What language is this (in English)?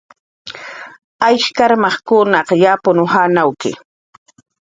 Jaqaru